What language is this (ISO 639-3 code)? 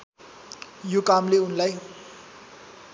nep